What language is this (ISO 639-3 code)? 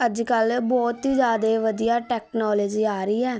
pan